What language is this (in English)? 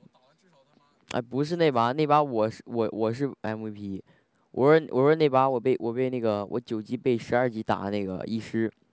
Chinese